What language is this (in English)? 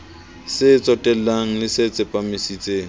Southern Sotho